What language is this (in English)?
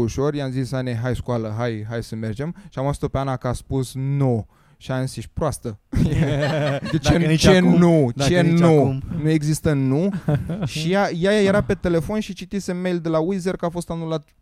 Romanian